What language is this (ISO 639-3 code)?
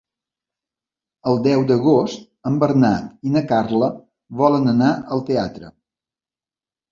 cat